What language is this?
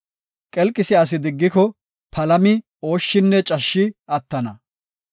Gofa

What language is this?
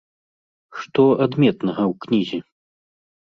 Belarusian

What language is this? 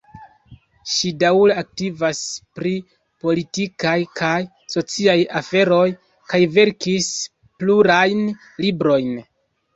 Esperanto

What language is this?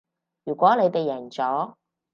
Cantonese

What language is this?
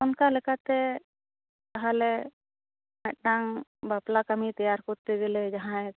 Santali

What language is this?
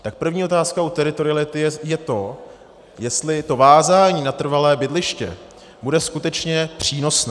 Czech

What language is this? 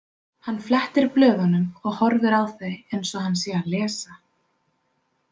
Icelandic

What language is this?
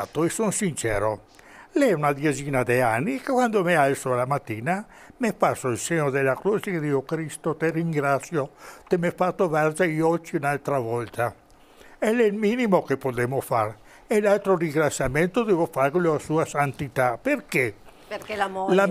Italian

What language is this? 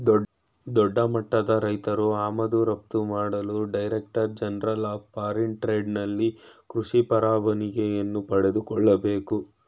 Kannada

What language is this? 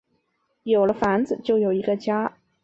Chinese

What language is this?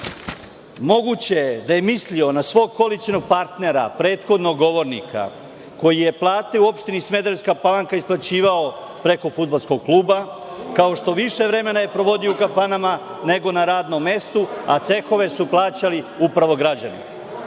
Serbian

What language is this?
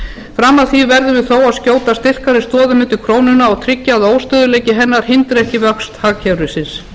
Icelandic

